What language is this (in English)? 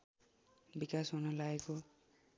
Nepali